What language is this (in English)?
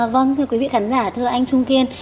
Vietnamese